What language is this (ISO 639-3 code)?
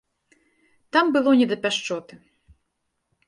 bel